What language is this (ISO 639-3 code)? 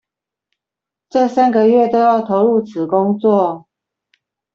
zho